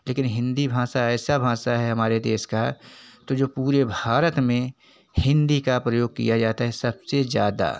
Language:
Hindi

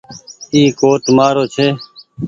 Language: Goaria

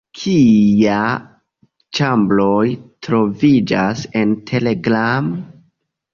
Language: Esperanto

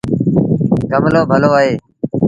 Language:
Sindhi Bhil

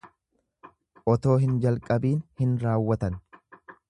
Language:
Oromo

